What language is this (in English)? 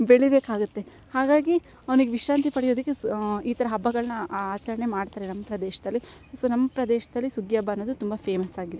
Kannada